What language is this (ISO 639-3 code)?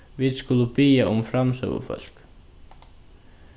fao